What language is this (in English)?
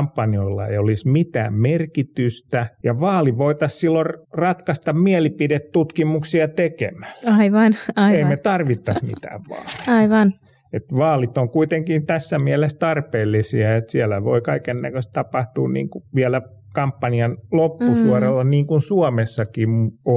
Finnish